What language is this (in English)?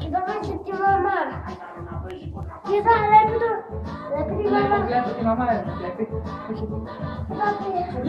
Thai